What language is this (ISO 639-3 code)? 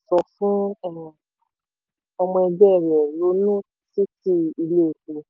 yor